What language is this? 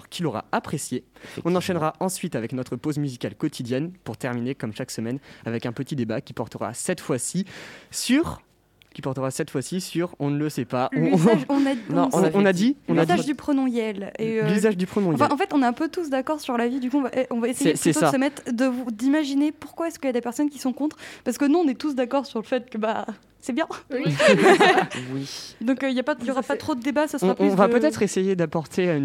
French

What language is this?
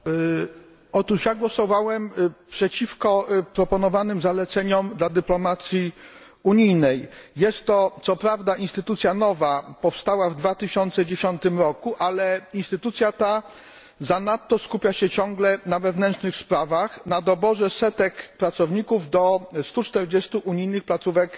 Polish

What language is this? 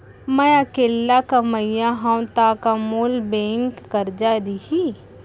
Chhattisgarhi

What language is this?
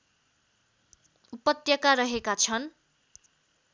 Nepali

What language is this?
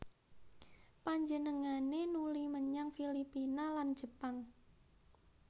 Javanese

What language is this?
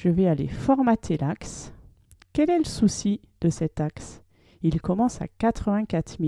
French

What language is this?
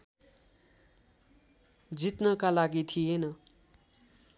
Nepali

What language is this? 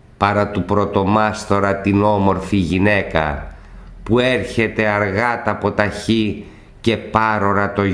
Greek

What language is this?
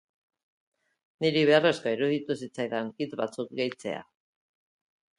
Basque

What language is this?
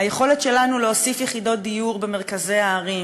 Hebrew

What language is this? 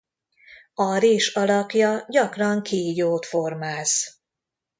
Hungarian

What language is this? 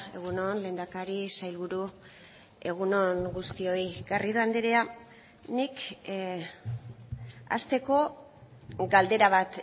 Basque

